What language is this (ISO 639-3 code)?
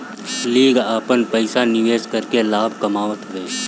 bho